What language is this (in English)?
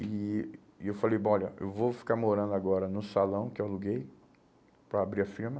Portuguese